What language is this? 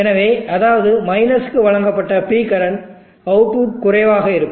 Tamil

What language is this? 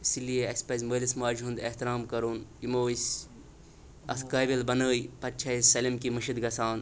Kashmiri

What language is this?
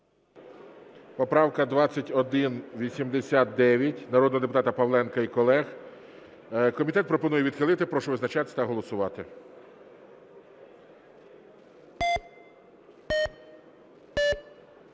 Ukrainian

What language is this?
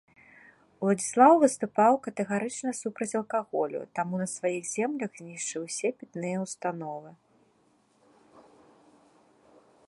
Belarusian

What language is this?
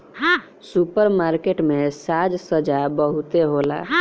Bhojpuri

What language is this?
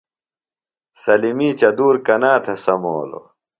Phalura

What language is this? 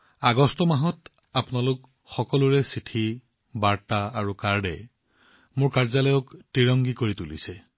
Assamese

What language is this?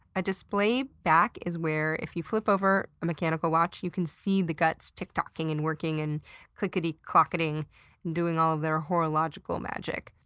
English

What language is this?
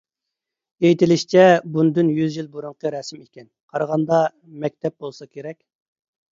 Uyghur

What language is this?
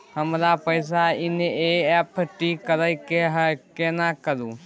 Maithili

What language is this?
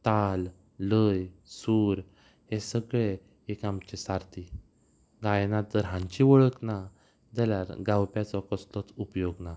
Konkani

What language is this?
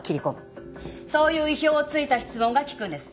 Japanese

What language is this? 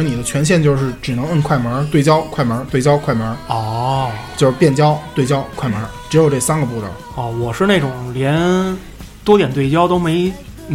Chinese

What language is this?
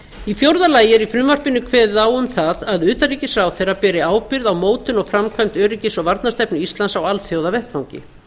Icelandic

